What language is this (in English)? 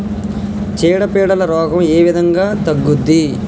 Telugu